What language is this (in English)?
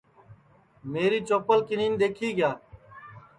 Sansi